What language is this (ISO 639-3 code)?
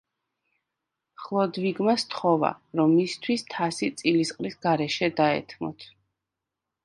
kat